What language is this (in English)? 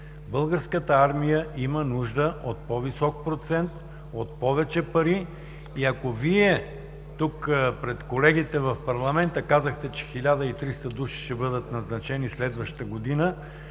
Bulgarian